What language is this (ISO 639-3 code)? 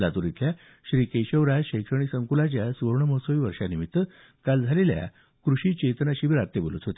mar